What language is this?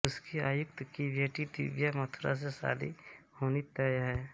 Hindi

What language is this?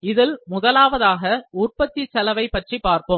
Tamil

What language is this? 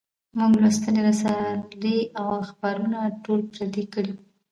Pashto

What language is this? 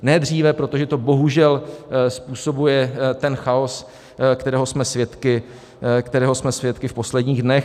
Czech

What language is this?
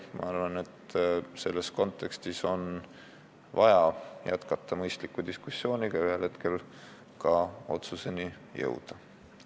Estonian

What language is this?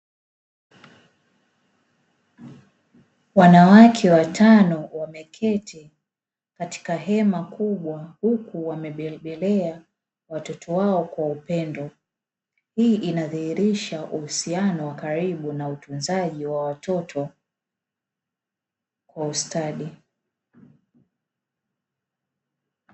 Swahili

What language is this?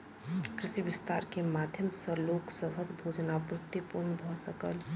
Maithili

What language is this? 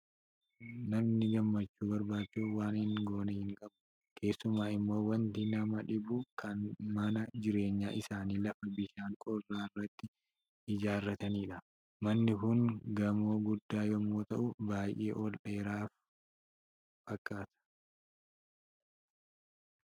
Oromo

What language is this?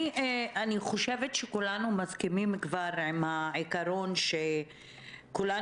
Hebrew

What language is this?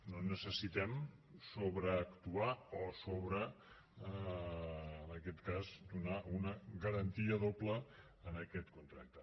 Catalan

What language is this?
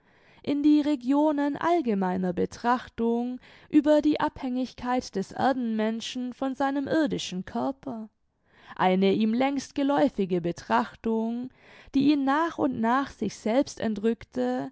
German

